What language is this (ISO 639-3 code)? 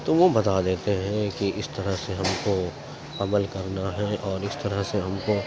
urd